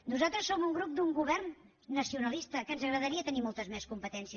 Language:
Catalan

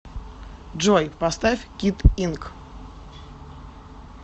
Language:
Russian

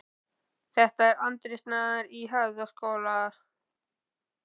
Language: Icelandic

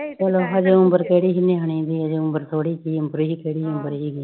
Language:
Punjabi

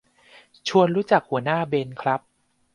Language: Thai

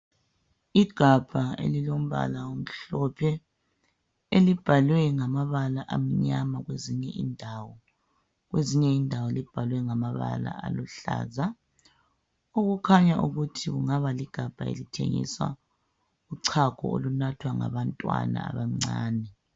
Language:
North Ndebele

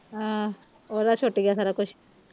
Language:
Punjabi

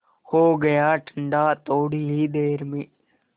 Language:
Hindi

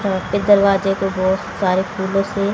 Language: Hindi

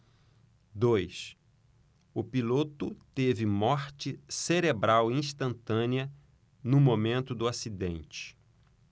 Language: Portuguese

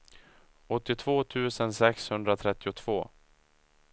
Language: Swedish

